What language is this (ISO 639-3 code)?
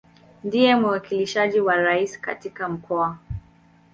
swa